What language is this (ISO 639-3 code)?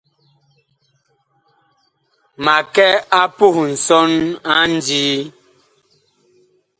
bkh